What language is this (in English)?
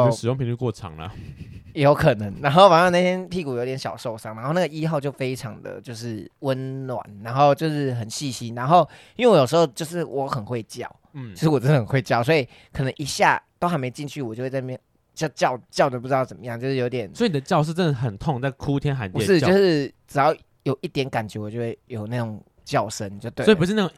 Chinese